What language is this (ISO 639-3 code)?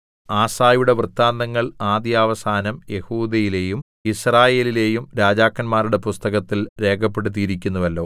mal